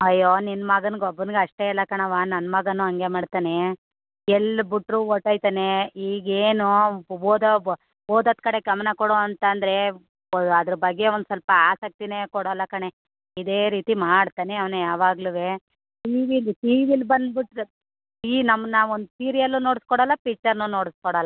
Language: Kannada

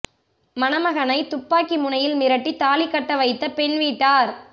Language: Tamil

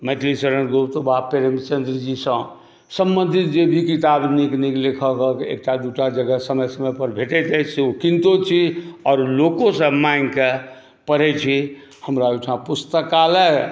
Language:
Maithili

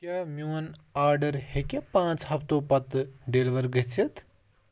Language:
Kashmiri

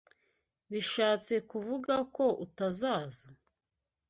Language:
Kinyarwanda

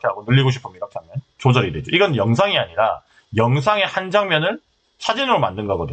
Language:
Korean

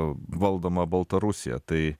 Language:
Lithuanian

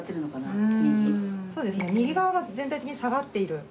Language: Japanese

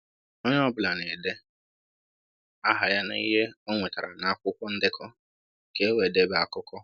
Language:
Igbo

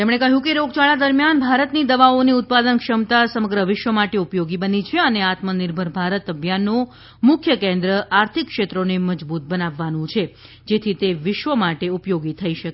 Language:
Gujarati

